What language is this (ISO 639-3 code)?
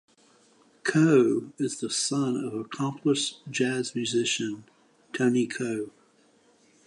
eng